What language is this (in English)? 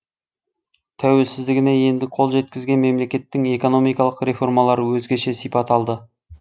Kazakh